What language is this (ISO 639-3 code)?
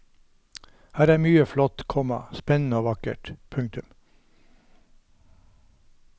nor